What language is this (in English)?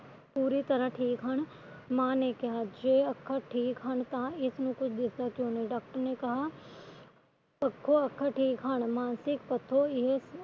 Punjabi